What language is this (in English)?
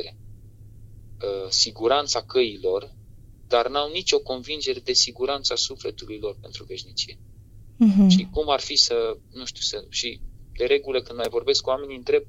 Romanian